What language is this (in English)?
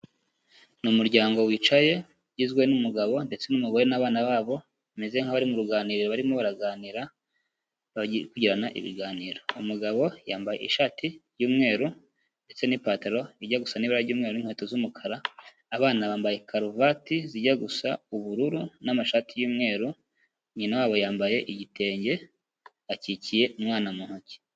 Kinyarwanda